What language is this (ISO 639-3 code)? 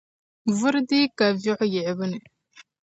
dag